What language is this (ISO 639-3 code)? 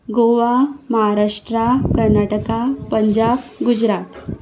kok